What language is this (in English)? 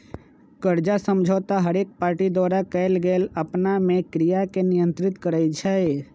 Magahi